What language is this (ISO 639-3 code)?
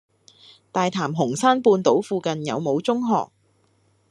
yue